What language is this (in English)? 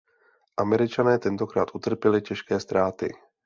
Czech